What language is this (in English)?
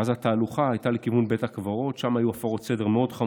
Hebrew